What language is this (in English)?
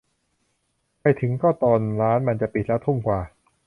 Thai